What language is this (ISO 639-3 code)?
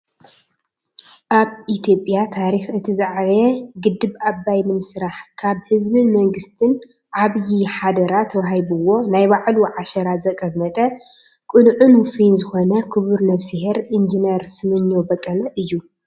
tir